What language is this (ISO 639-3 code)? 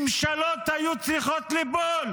heb